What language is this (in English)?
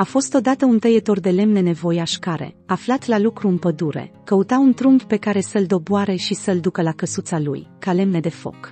Romanian